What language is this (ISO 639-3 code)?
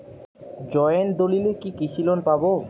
ben